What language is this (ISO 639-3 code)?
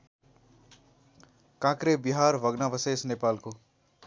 nep